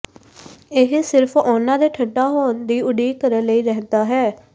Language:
Punjabi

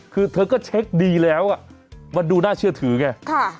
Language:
Thai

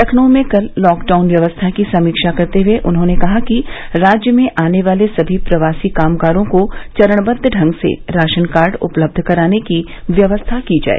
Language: Hindi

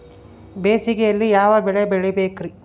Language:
Kannada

